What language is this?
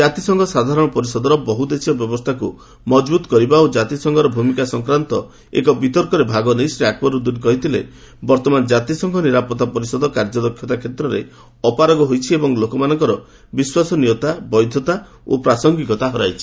Odia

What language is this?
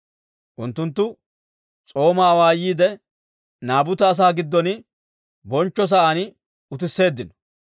Dawro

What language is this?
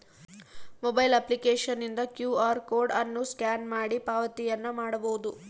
Kannada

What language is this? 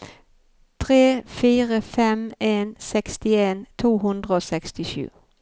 Norwegian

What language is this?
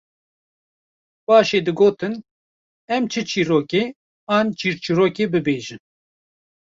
Kurdish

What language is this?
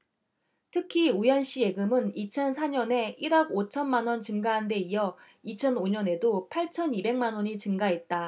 Korean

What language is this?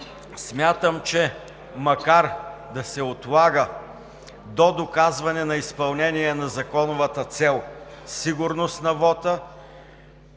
Bulgarian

